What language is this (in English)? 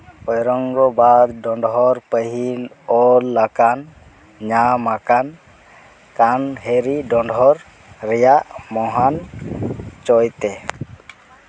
Santali